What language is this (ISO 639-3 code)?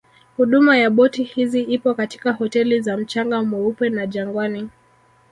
swa